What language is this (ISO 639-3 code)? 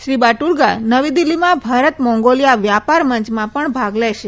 guj